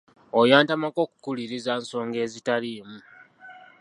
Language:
Ganda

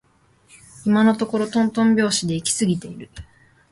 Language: Japanese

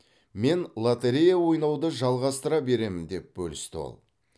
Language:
Kazakh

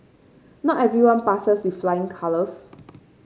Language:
English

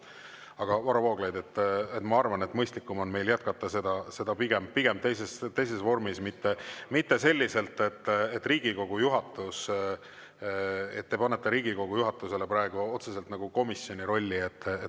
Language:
Estonian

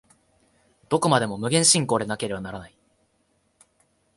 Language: Japanese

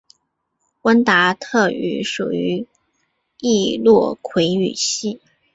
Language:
Chinese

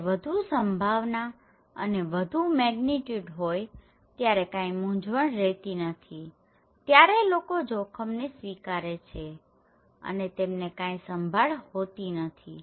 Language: Gujarati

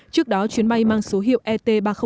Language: Vietnamese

